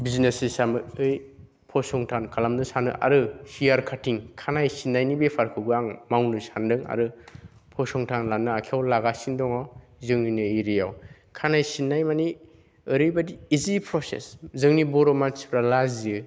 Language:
Bodo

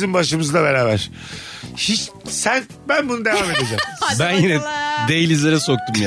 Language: Turkish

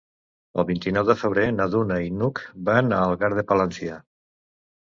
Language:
Catalan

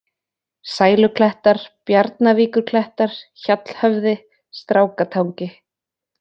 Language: Icelandic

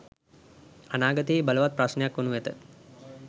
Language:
Sinhala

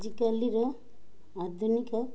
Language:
Odia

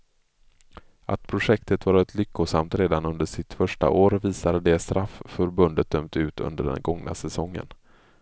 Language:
Swedish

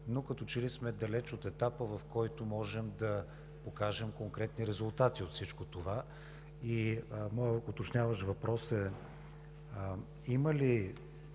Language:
Bulgarian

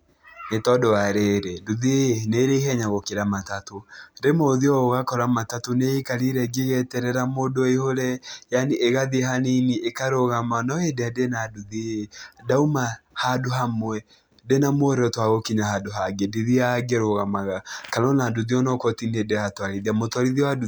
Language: Kikuyu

